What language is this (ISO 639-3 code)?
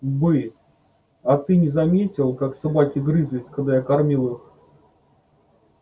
rus